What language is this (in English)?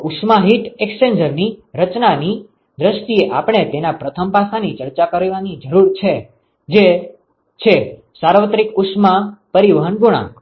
Gujarati